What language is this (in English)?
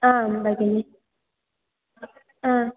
Sanskrit